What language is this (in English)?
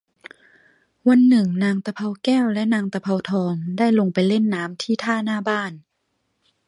Thai